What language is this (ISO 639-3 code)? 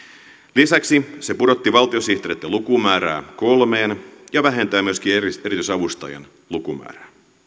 fin